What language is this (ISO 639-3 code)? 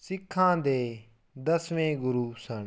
pan